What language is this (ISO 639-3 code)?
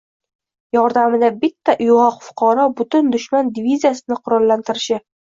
uzb